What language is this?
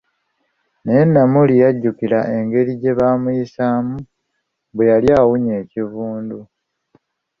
Ganda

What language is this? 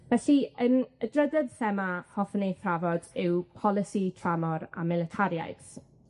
Welsh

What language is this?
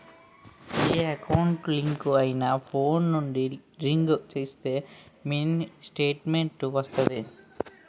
Telugu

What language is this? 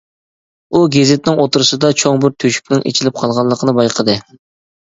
Uyghur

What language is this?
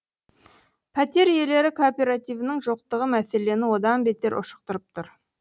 Kazakh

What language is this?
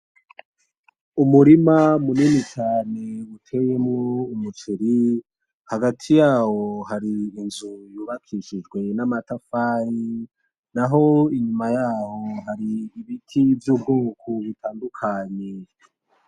Rundi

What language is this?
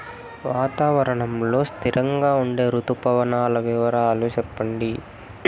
Telugu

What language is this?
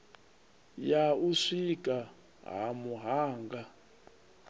Venda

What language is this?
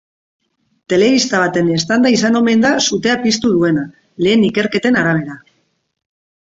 Basque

